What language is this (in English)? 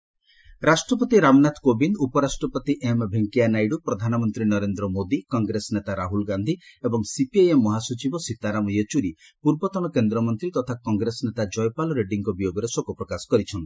Odia